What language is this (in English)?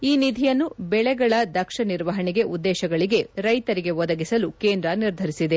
Kannada